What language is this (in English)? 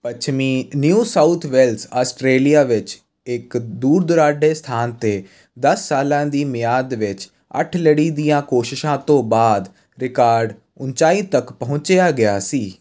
Punjabi